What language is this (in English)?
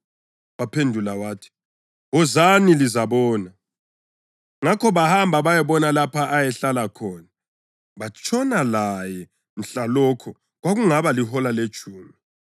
North Ndebele